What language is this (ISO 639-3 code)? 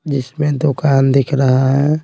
hin